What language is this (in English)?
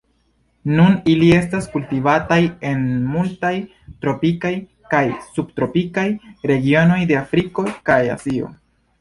Esperanto